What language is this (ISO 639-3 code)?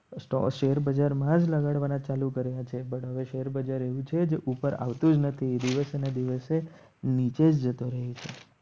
guj